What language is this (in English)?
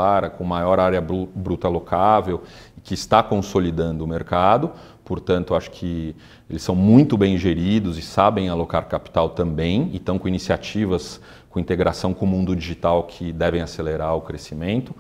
Portuguese